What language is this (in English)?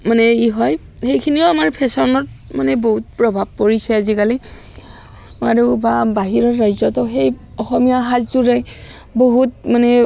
Assamese